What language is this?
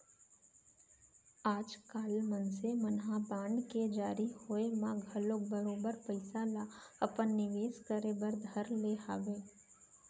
Chhattisgarhi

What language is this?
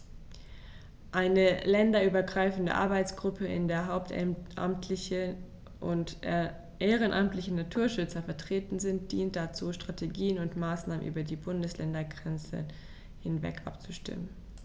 German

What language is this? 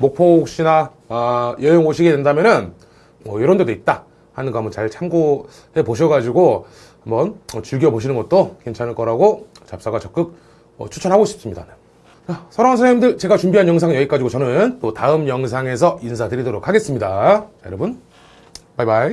Korean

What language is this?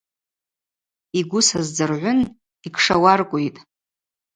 Abaza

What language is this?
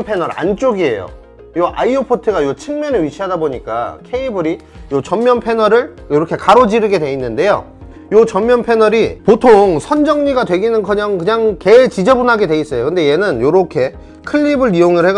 Korean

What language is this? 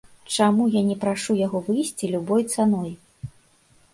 Belarusian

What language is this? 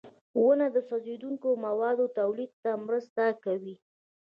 Pashto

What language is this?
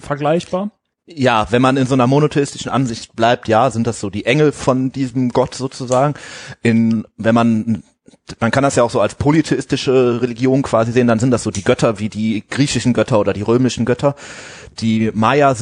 German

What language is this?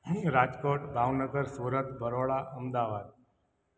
Sindhi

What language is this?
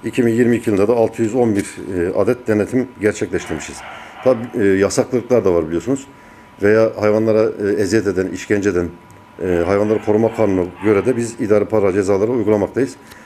Turkish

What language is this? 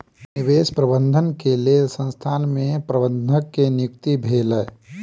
Maithili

